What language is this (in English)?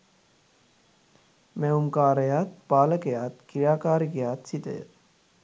Sinhala